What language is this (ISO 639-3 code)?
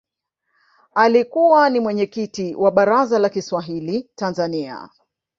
swa